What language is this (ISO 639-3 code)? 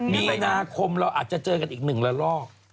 tha